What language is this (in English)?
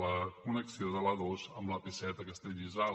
Catalan